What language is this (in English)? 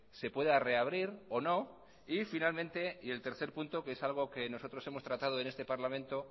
Spanish